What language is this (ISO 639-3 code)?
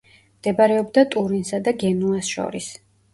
kat